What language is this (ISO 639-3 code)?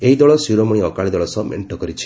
ori